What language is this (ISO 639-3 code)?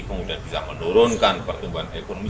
ind